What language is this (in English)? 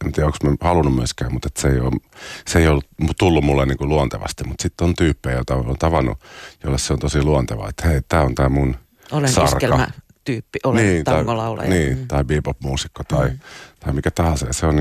Finnish